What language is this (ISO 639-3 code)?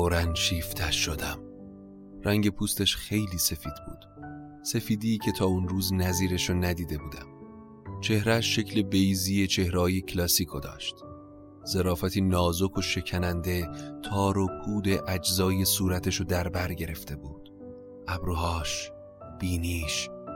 fas